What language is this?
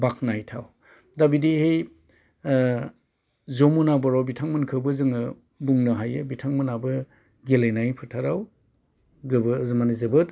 Bodo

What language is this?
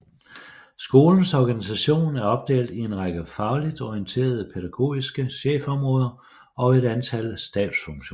Danish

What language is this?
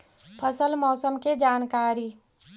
Magahi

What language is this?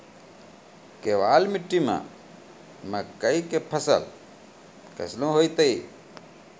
Maithili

